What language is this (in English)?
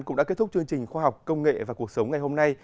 Vietnamese